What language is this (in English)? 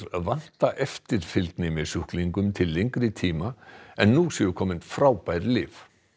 Icelandic